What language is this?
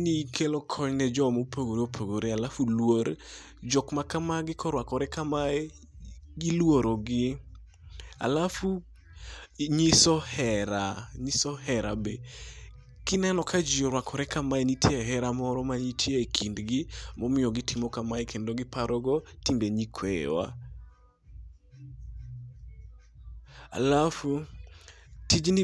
Luo (Kenya and Tanzania)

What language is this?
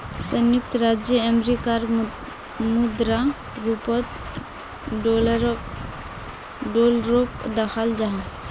Magahi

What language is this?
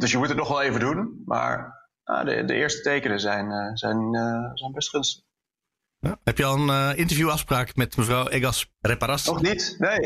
Dutch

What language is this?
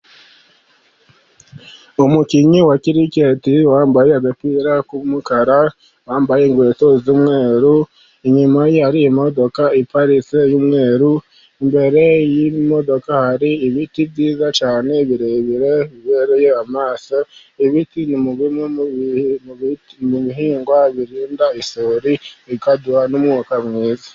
Kinyarwanda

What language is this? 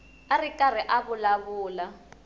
Tsonga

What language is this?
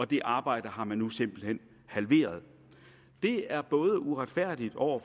Danish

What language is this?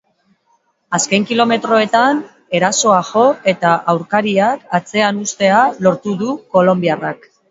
Basque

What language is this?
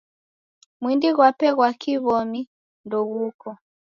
Taita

